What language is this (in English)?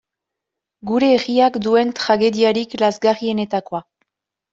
Basque